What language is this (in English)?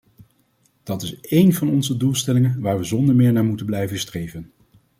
Dutch